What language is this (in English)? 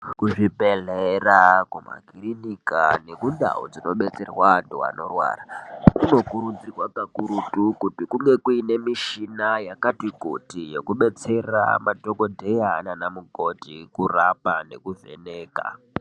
Ndau